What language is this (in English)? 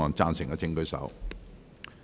Cantonese